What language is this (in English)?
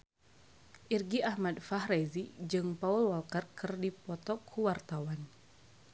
Sundanese